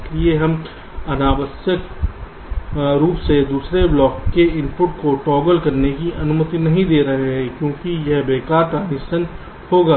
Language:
Hindi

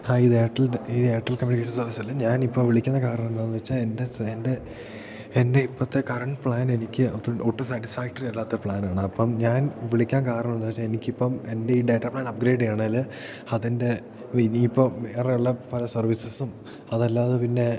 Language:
Malayalam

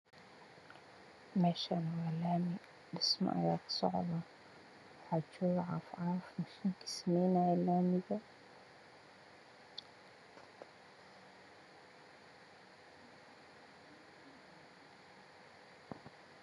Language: Somali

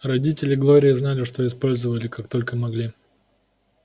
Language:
Russian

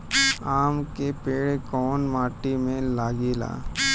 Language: Bhojpuri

